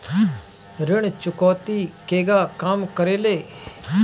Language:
Bhojpuri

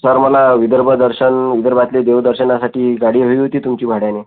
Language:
Marathi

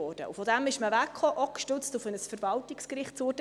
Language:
Swiss German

